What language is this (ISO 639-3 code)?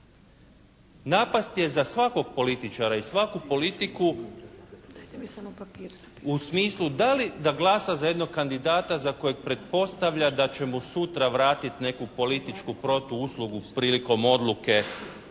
hrv